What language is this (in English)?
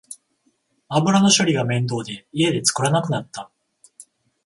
Japanese